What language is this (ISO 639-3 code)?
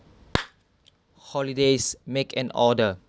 eng